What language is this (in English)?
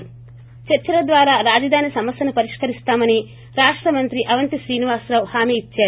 Telugu